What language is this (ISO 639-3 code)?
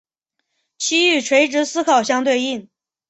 zho